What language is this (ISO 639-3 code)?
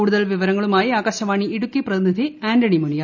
mal